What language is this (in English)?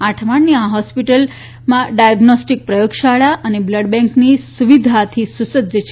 Gujarati